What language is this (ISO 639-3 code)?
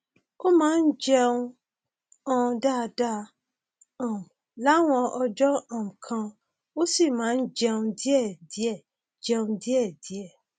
yor